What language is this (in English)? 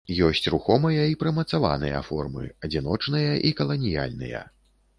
Belarusian